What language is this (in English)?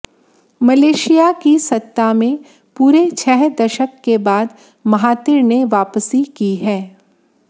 Hindi